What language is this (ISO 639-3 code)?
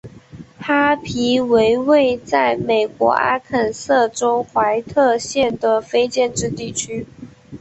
zho